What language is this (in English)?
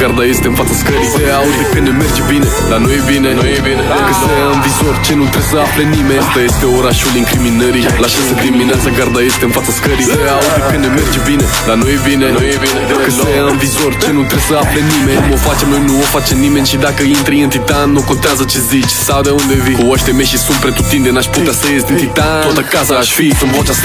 Romanian